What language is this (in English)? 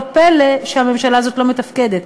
Hebrew